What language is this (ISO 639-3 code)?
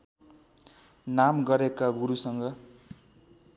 nep